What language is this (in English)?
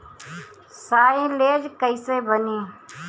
Bhojpuri